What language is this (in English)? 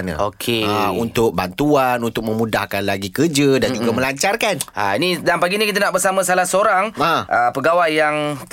Malay